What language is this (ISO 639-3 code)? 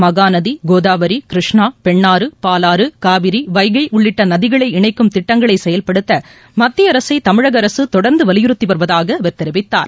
tam